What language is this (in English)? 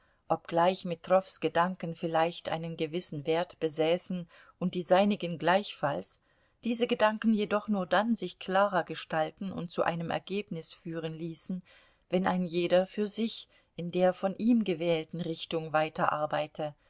German